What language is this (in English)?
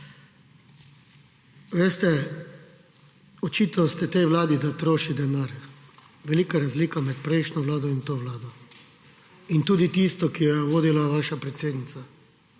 Slovenian